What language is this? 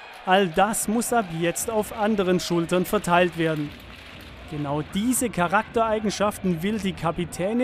German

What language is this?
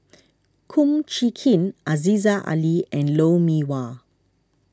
English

